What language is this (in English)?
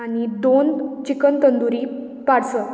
Konkani